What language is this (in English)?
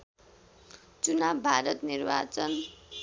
Nepali